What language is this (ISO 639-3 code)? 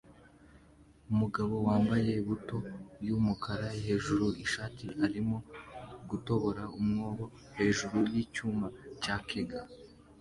kin